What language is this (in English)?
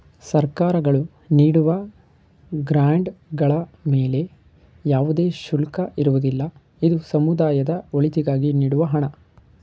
Kannada